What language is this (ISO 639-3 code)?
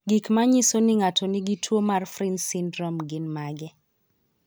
luo